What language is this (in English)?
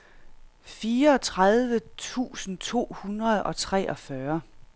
Danish